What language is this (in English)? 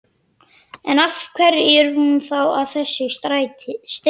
Icelandic